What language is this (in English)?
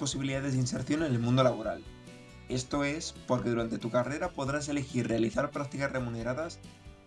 Spanish